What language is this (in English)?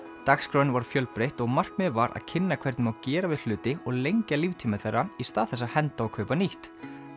Icelandic